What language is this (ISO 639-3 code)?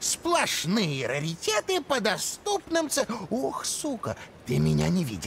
rus